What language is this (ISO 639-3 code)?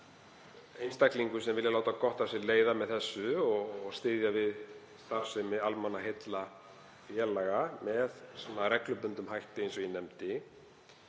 isl